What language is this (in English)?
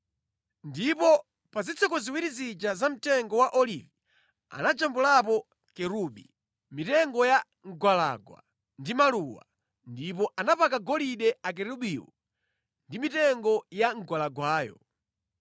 Nyanja